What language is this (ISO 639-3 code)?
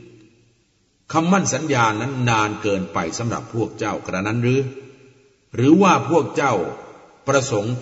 tha